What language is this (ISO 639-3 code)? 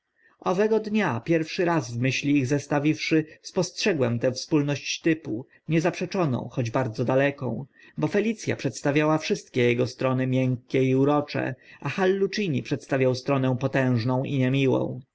pol